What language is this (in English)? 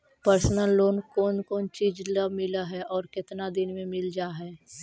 Magahi